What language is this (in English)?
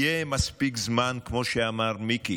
Hebrew